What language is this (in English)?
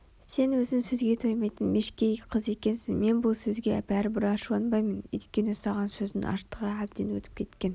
Kazakh